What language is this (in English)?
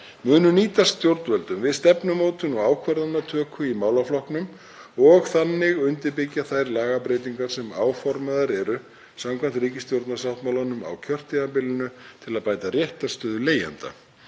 Icelandic